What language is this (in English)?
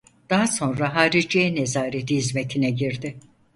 Turkish